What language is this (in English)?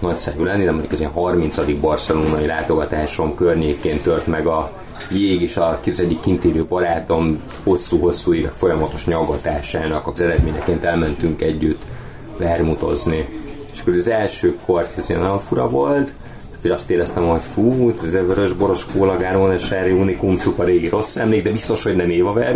Hungarian